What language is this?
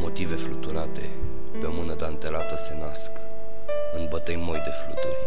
Romanian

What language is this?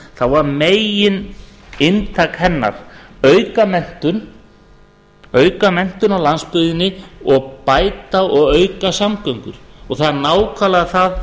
Icelandic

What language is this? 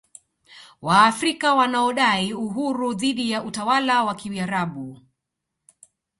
Swahili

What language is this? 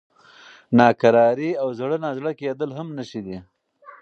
Pashto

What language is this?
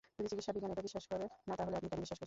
Bangla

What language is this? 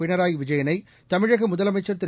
Tamil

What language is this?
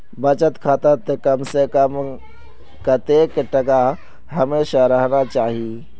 Magahi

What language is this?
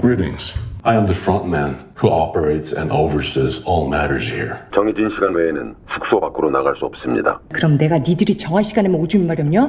Korean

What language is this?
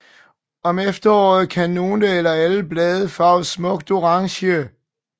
Danish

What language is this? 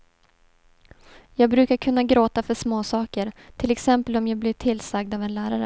Swedish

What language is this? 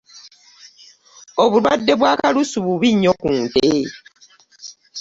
Ganda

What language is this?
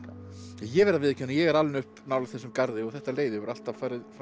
Icelandic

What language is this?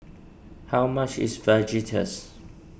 English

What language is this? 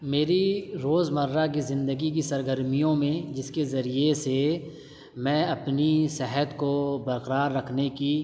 Urdu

